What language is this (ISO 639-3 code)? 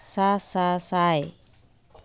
sat